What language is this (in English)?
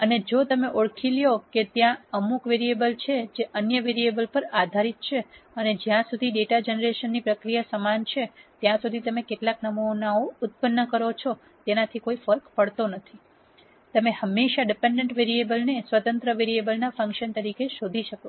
Gujarati